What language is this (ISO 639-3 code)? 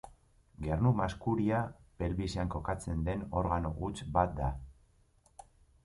eus